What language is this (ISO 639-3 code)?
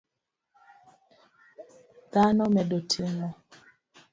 luo